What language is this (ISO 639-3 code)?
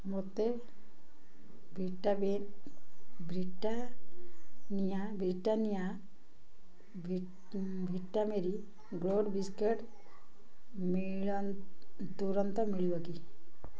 ori